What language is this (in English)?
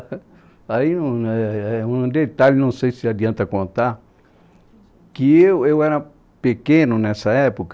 Portuguese